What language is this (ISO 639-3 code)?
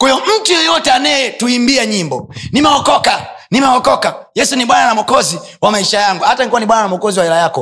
swa